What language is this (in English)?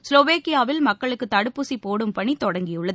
Tamil